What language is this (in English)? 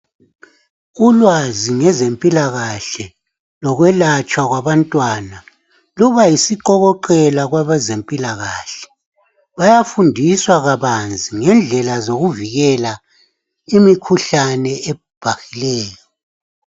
North Ndebele